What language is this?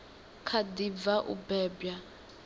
Venda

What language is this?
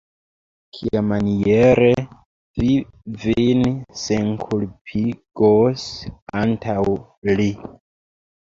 Esperanto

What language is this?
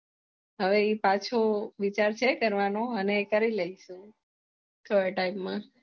Gujarati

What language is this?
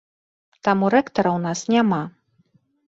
Belarusian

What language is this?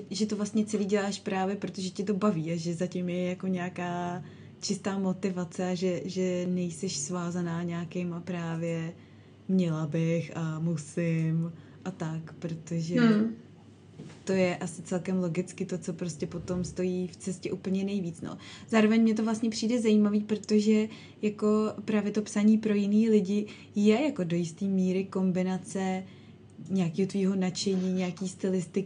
Czech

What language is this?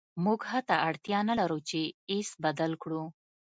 Pashto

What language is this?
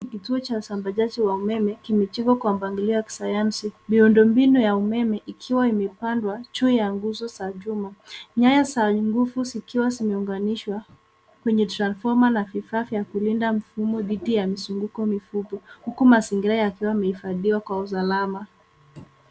Swahili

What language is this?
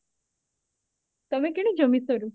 Odia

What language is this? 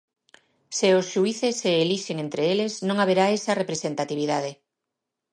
Galician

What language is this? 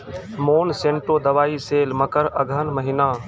Maithili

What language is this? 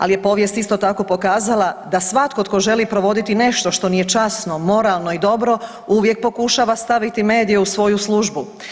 Croatian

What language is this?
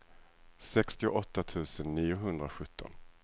Swedish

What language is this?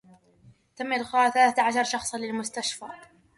Arabic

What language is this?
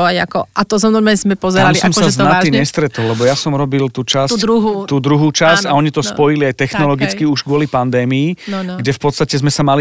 Slovak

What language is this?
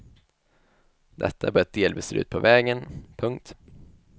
Swedish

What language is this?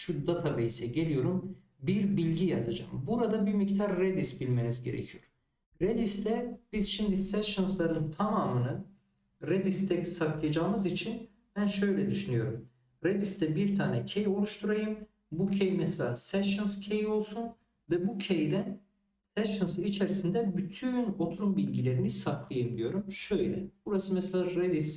Turkish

